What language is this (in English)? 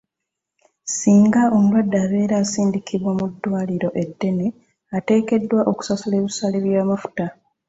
Ganda